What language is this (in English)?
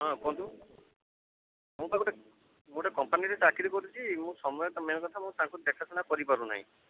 Odia